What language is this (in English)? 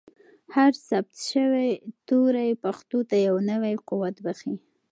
Pashto